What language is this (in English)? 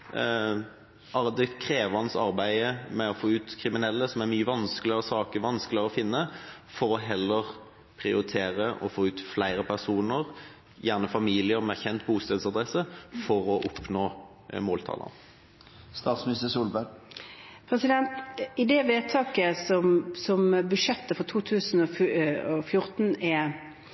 Norwegian Bokmål